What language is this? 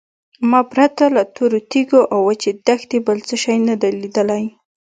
Pashto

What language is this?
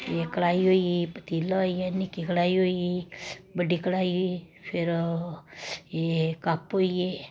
Dogri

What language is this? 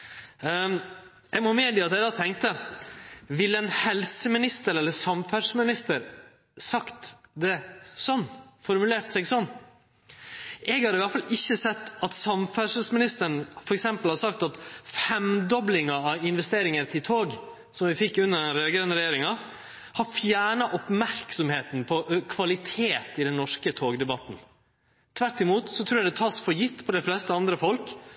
Norwegian Nynorsk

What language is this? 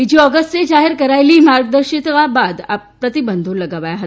Gujarati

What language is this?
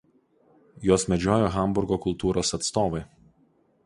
Lithuanian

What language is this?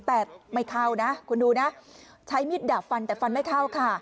Thai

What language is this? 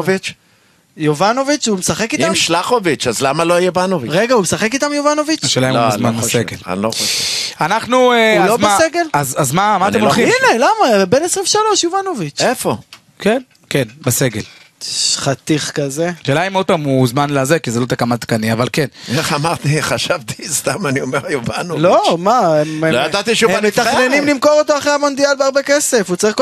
Hebrew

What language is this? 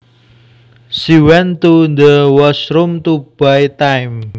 Javanese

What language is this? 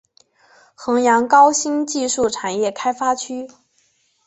Chinese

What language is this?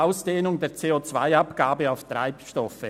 Swiss German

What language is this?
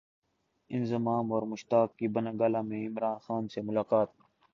Urdu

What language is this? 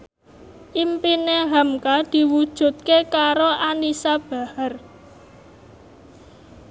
Javanese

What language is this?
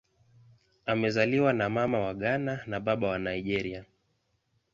Swahili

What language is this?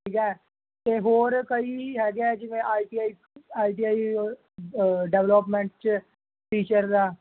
Punjabi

